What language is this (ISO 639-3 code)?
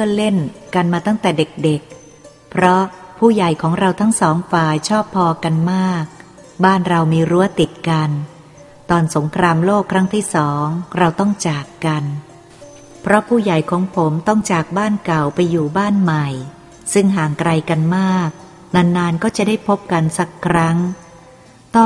tha